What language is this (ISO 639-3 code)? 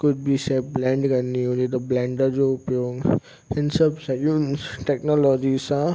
snd